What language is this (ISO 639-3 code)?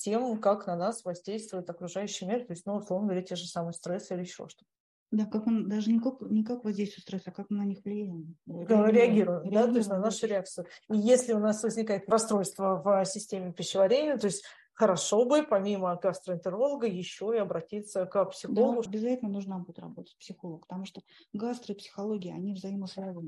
rus